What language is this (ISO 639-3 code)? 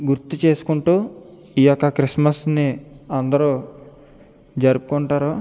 tel